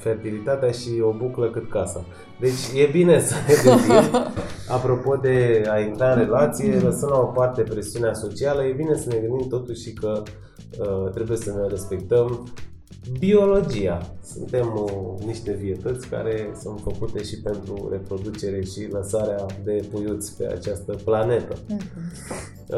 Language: Romanian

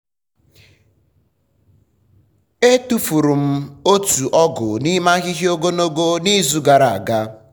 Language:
Igbo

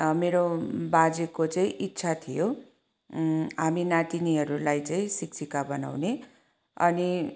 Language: Nepali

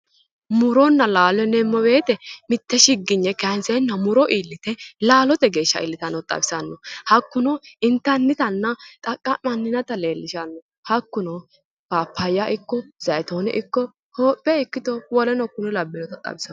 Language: Sidamo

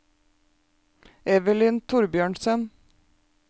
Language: Norwegian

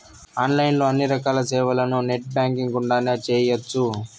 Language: Telugu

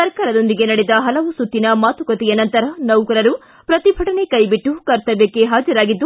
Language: Kannada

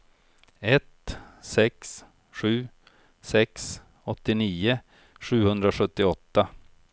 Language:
Swedish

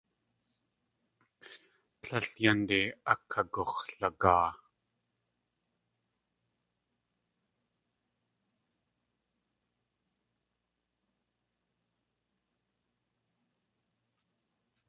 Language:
Tlingit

